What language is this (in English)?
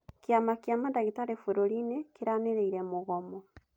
Kikuyu